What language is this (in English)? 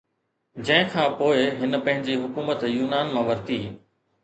Sindhi